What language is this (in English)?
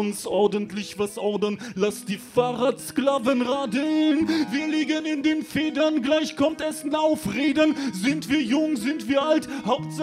German